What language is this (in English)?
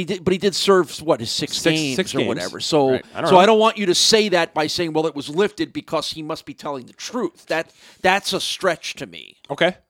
English